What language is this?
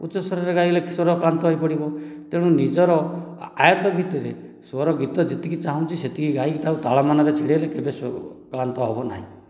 Odia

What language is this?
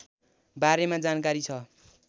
Nepali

